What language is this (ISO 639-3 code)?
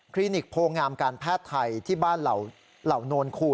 tha